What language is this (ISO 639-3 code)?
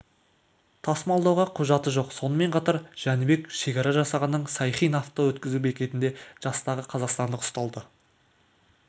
kaz